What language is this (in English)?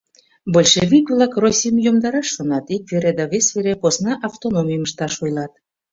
Mari